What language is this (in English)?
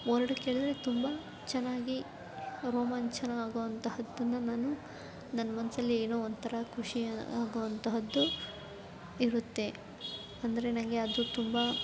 Kannada